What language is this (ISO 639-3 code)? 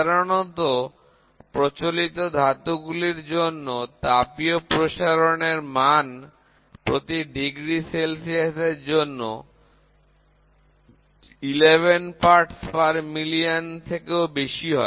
ben